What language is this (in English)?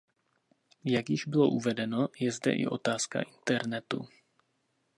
Czech